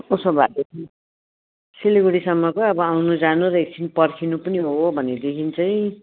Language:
Nepali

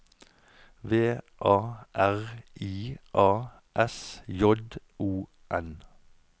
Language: Norwegian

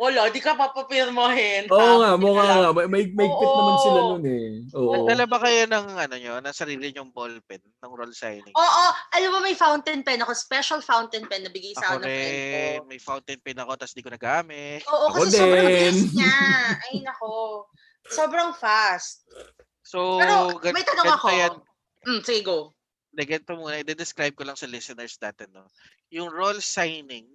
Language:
Filipino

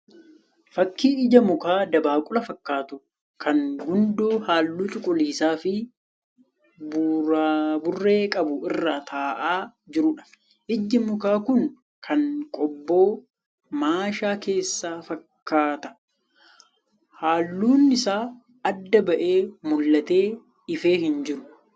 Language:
Oromo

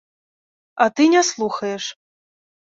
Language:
Belarusian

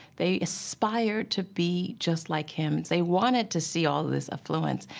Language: English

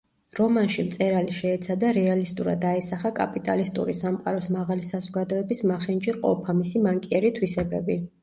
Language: Georgian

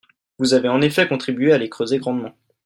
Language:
French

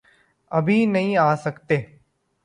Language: Urdu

